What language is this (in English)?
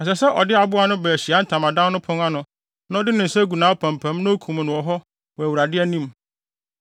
Akan